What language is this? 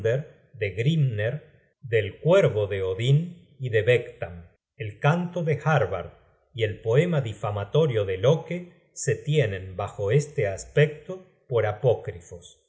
Spanish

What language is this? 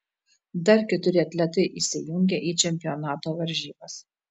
Lithuanian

